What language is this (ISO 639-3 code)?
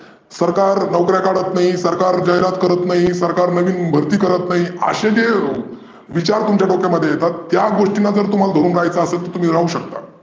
mar